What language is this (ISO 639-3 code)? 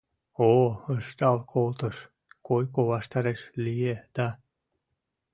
chm